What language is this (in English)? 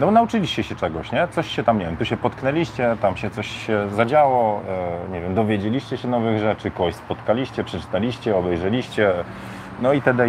Polish